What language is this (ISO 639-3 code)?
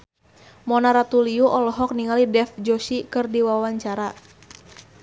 sun